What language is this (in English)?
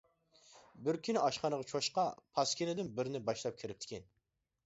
Uyghur